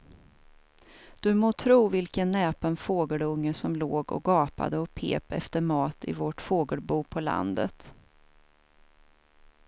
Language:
Swedish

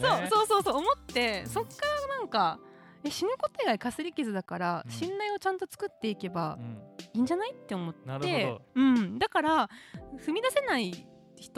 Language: Japanese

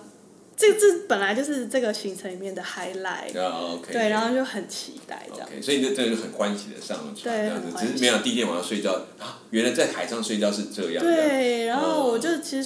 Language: Chinese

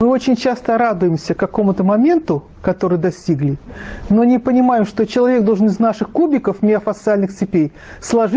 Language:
Russian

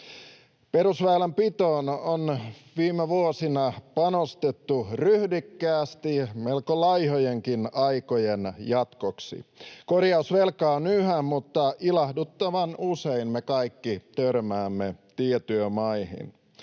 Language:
Finnish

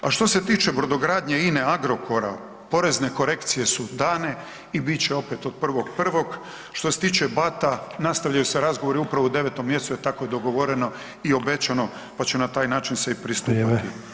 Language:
Croatian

